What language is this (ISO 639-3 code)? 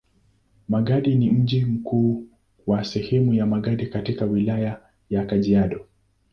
swa